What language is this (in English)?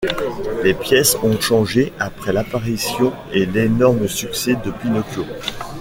French